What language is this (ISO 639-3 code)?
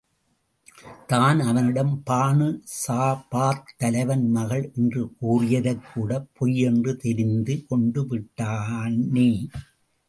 tam